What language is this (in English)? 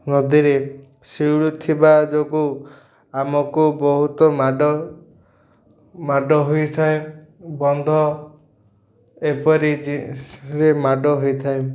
Odia